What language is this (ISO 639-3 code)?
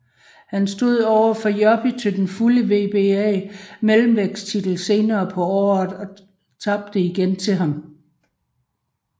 dan